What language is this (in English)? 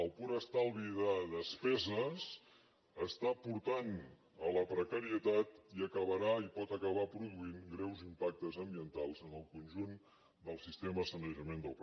Catalan